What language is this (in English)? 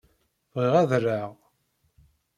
Kabyle